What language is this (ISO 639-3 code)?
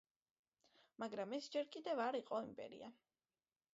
kat